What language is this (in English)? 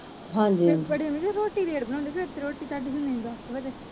Punjabi